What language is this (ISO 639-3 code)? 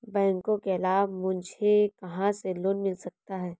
hin